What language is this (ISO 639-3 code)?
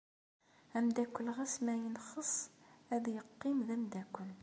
kab